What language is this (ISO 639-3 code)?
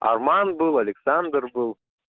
rus